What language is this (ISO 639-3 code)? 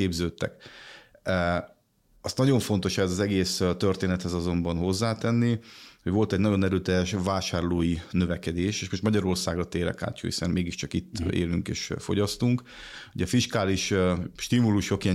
hun